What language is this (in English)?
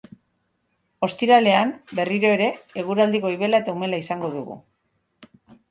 Basque